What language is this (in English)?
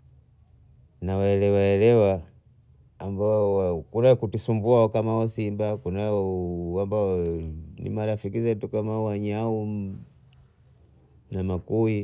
Bondei